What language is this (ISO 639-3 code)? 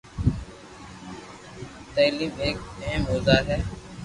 lrk